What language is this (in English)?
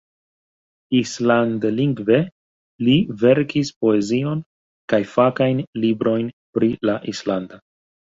Esperanto